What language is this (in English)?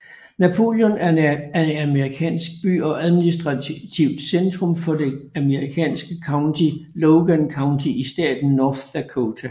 Danish